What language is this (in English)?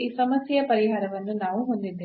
Kannada